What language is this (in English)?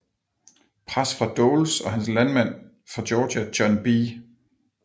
Danish